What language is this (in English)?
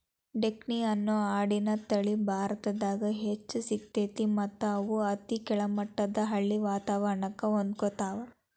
Kannada